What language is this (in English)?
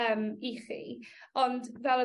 Welsh